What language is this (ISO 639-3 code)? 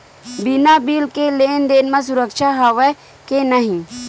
hne